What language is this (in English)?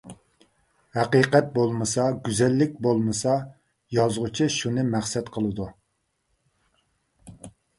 Uyghur